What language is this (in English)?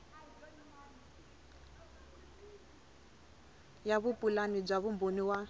Tsonga